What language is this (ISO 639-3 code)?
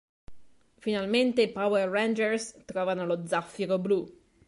ita